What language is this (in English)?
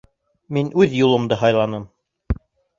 Bashkir